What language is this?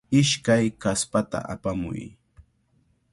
Cajatambo North Lima Quechua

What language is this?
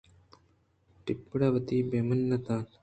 Eastern Balochi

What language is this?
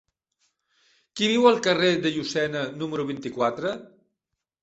Catalan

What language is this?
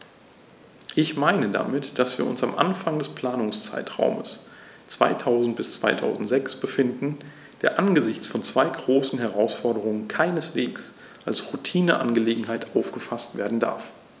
German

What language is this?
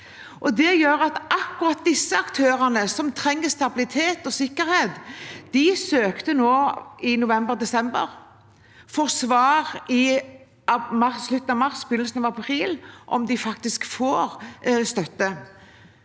Norwegian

